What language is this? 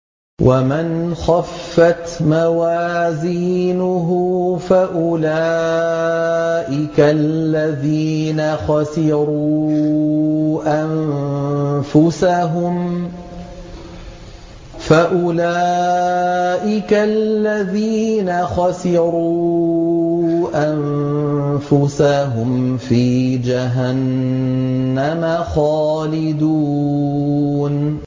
Arabic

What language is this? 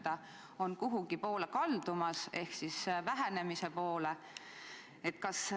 Estonian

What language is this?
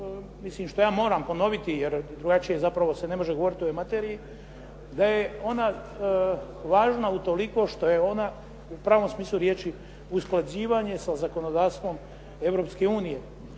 Croatian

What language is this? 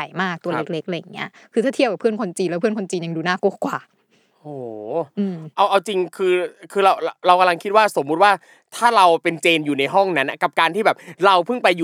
Thai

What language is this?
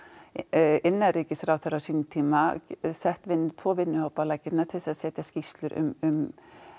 Icelandic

